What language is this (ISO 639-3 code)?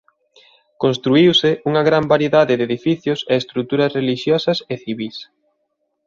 glg